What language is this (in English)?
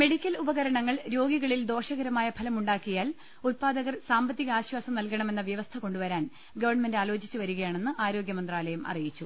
Malayalam